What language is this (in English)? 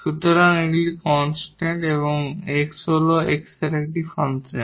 Bangla